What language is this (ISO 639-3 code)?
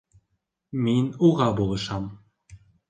bak